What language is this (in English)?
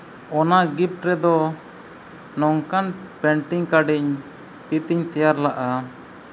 Santali